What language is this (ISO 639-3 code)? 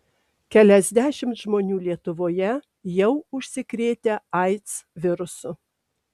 lit